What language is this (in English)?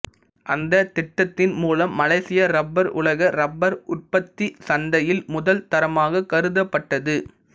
Tamil